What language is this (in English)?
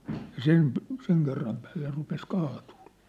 Finnish